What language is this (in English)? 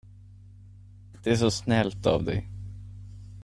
Swedish